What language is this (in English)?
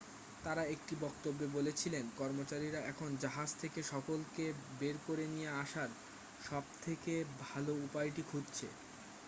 Bangla